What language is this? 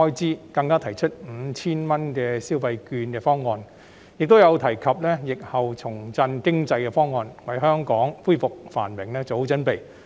Cantonese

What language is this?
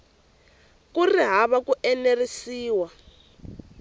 Tsonga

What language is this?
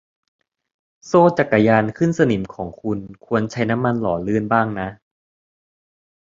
Thai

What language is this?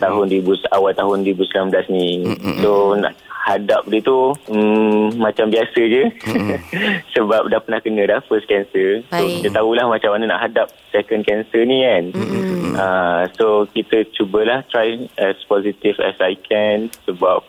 Malay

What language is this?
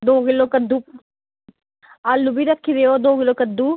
Dogri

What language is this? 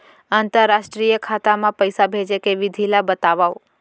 Chhattisgarhi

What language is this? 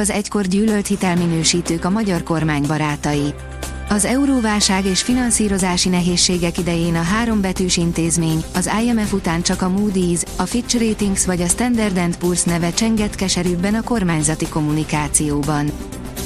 Hungarian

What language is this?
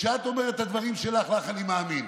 Hebrew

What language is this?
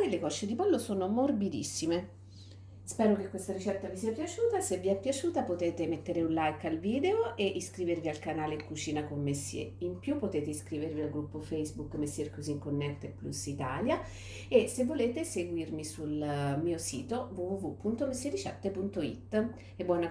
Italian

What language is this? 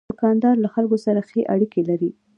Pashto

